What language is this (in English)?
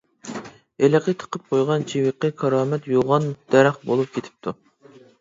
Uyghur